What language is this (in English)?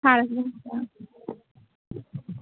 Manipuri